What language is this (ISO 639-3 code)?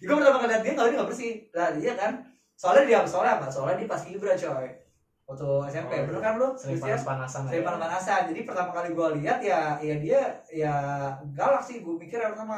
ind